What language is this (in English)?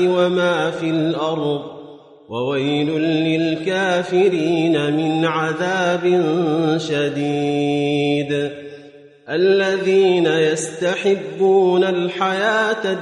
Arabic